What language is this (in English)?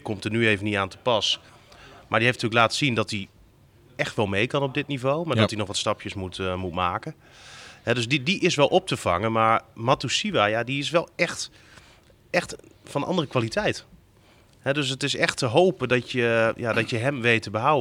Dutch